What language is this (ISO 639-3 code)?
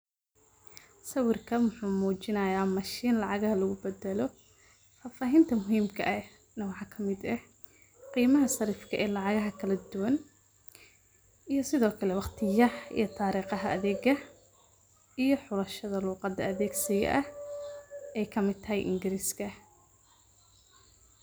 som